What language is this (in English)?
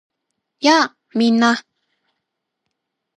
Japanese